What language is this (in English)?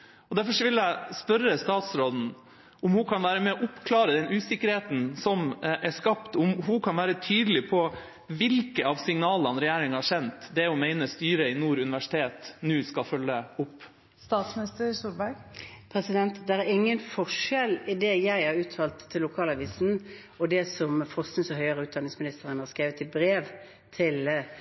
Norwegian Bokmål